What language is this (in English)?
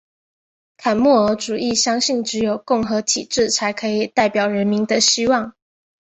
Chinese